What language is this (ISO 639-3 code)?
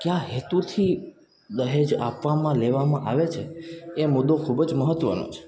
guj